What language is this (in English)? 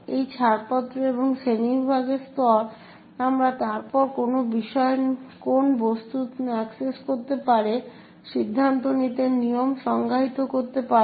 Bangla